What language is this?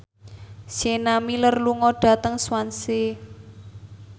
Javanese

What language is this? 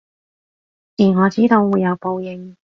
Cantonese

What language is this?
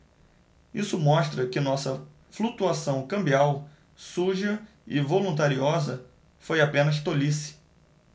Portuguese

